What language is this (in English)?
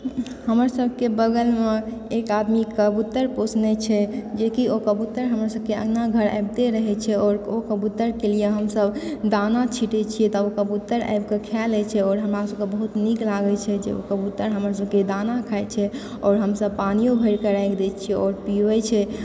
Maithili